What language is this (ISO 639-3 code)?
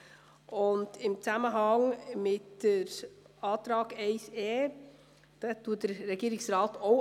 gsw